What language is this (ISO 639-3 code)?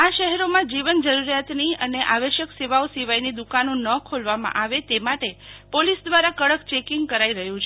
guj